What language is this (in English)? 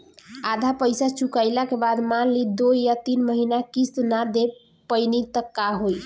Bhojpuri